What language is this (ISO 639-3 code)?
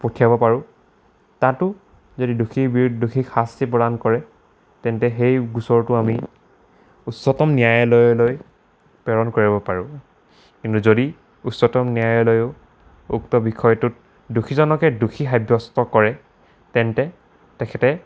asm